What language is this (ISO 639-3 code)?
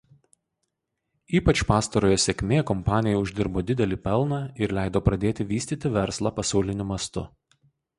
lit